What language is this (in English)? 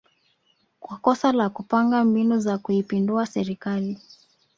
Swahili